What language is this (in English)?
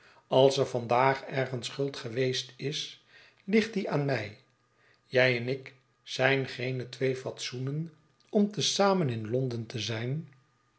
Dutch